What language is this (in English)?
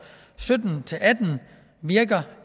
Danish